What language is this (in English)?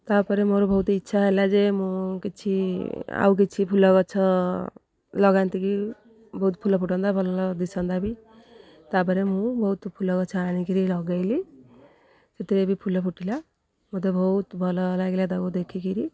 Odia